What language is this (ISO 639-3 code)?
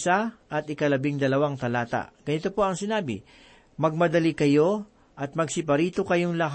fil